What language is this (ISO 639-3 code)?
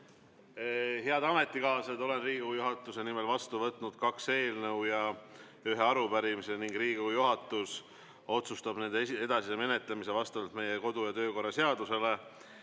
est